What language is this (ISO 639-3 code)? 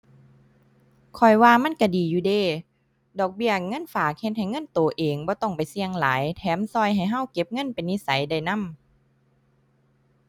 tha